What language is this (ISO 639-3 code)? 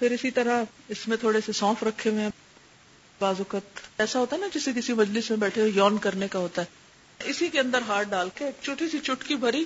urd